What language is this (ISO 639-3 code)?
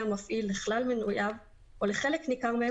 heb